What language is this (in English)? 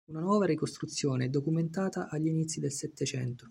Italian